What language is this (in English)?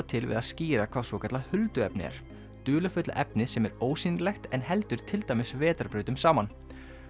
Icelandic